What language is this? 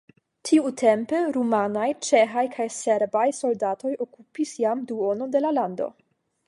Esperanto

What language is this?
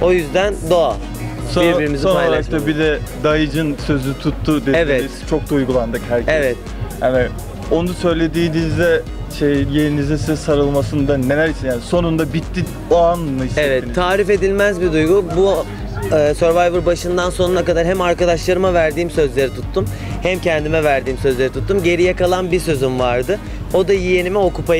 Turkish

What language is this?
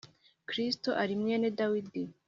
Kinyarwanda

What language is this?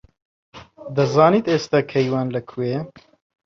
Central Kurdish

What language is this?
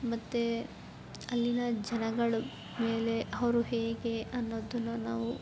Kannada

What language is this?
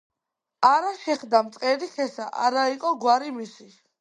Georgian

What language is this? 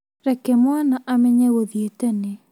Kikuyu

